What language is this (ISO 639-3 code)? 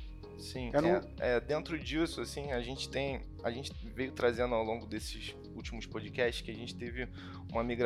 por